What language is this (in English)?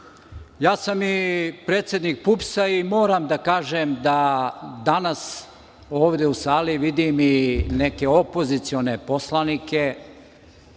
Serbian